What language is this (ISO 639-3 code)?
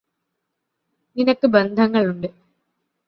mal